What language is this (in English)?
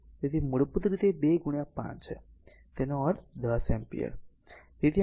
Gujarati